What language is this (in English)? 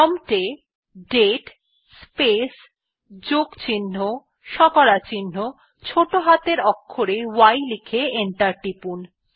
Bangla